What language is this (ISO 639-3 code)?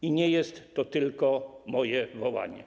pol